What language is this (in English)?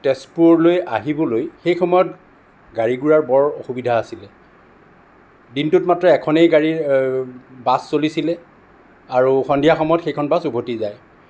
Assamese